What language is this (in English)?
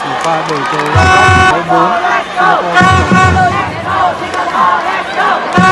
Vietnamese